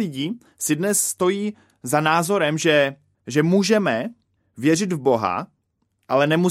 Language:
Czech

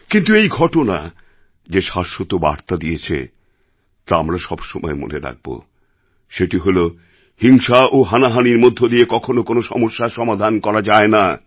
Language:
Bangla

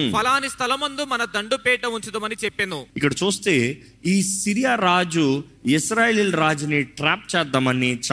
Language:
Telugu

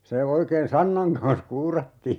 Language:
Finnish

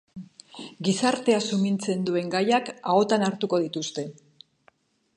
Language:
Basque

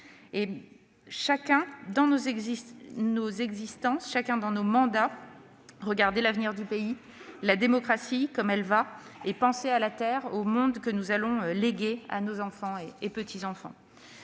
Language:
French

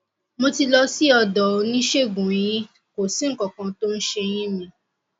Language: Yoruba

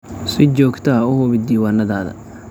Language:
Somali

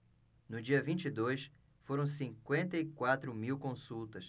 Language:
Portuguese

